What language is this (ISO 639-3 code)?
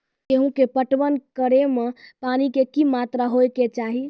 mai